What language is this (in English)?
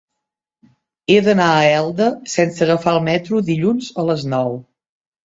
Catalan